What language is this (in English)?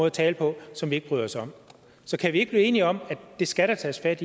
Danish